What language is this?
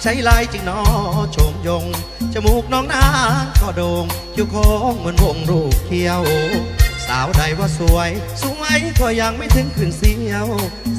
Thai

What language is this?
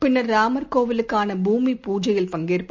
Tamil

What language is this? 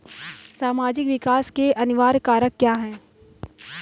Hindi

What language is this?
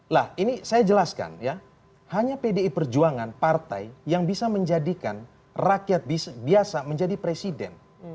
Indonesian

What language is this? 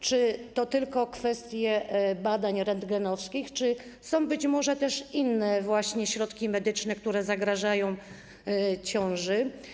Polish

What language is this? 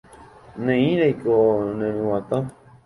Guarani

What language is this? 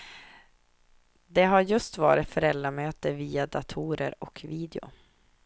Swedish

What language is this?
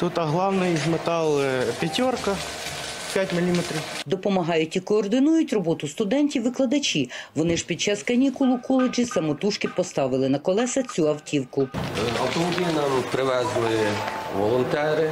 Ukrainian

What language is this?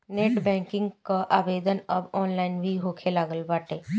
Bhojpuri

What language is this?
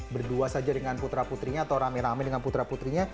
Indonesian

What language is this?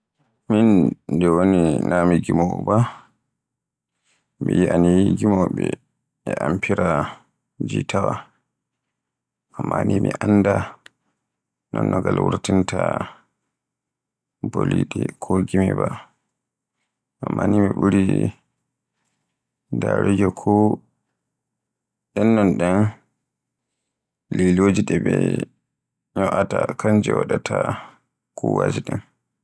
Borgu Fulfulde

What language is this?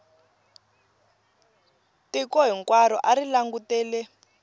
Tsonga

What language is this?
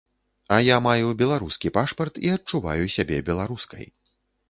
Belarusian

